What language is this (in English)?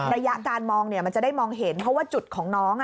Thai